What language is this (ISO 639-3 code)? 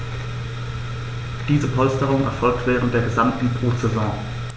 deu